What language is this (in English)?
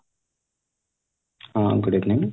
Odia